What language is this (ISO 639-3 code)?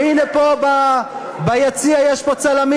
heb